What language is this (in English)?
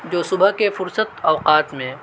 Urdu